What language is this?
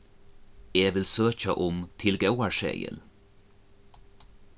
Faroese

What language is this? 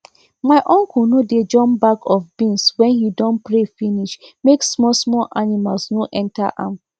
Nigerian Pidgin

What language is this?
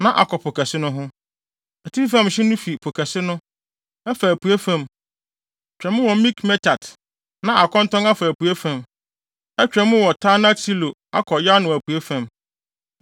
Akan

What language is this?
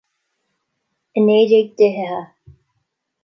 Irish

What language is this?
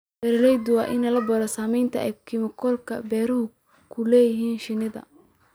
Somali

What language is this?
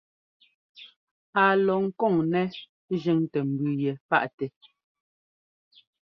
Ngomba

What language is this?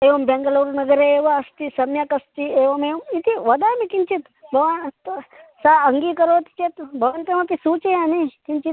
Sanskrit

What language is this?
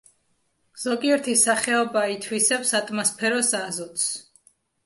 Georgian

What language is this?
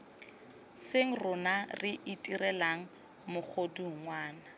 Tswana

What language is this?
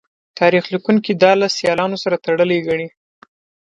Pashto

